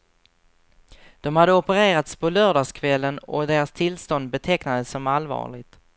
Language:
Swedish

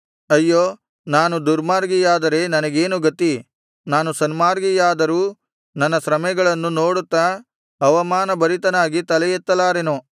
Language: Kannada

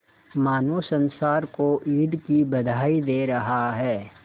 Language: Hindi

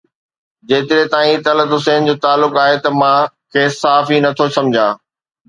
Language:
Sindhi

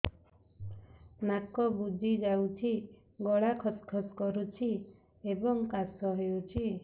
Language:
Odia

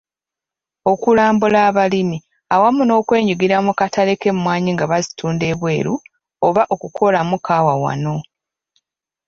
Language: Ganda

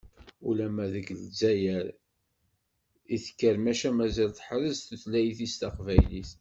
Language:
Kabyle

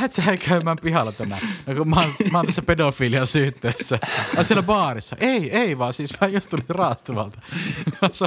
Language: Finnish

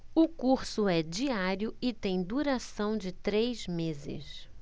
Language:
Portuguese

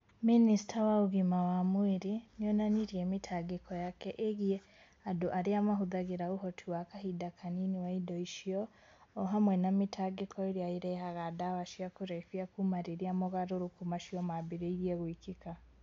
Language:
Kikuyu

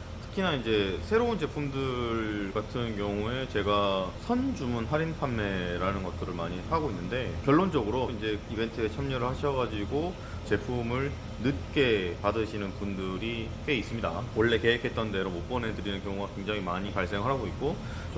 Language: Korean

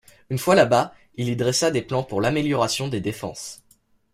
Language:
French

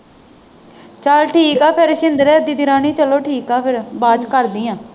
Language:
Punjabi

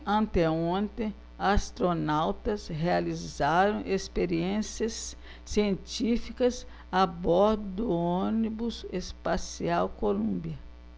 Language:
Portuguese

